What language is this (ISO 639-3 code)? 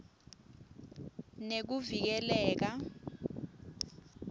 ssw